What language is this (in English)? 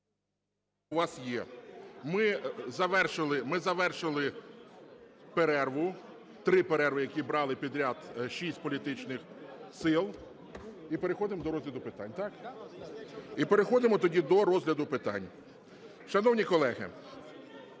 Ukrainian